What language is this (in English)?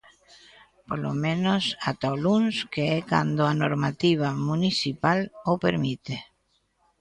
Galician